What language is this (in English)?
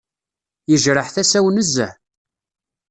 Kabyle